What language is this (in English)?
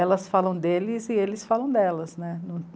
Portuguese